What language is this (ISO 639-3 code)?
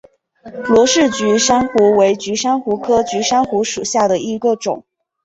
zho